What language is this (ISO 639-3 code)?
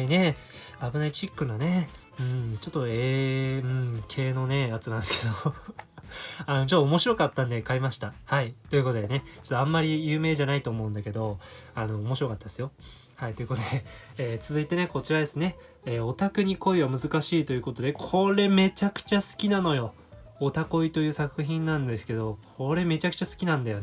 jpn